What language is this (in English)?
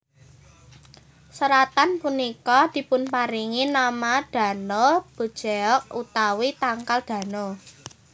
Javanese